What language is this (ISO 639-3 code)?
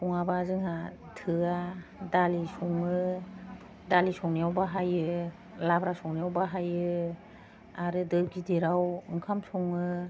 brx